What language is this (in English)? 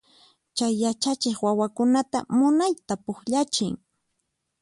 Puno Quechua